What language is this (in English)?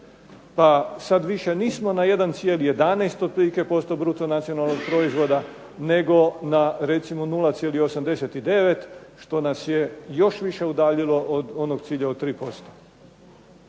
Croatian